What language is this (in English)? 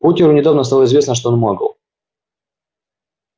Russian